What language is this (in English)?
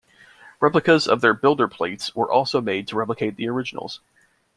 English